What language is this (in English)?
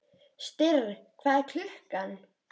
Icelandic